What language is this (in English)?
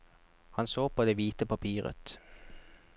Norwegian